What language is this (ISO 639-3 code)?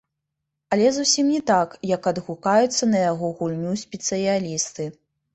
bel